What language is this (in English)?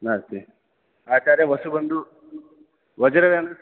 Sanskrit